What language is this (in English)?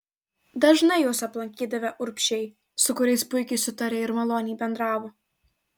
Lithuanian